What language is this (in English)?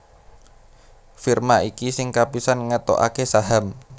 Javanese